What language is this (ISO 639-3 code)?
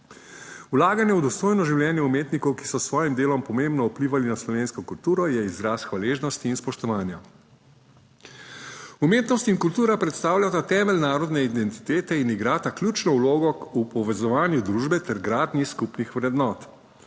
slv